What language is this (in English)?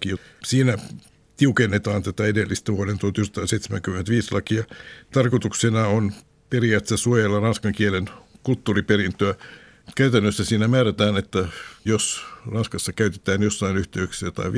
Finnish